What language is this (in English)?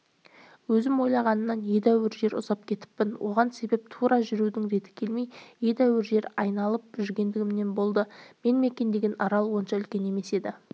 Kazakh